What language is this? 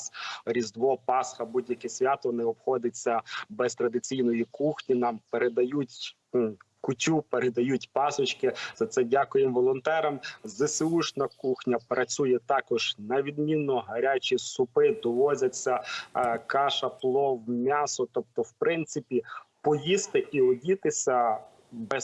Ukrainian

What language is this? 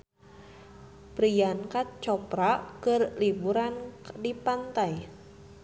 Sundanese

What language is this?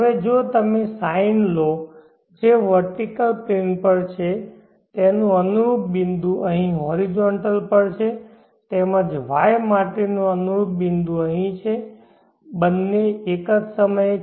Gujarati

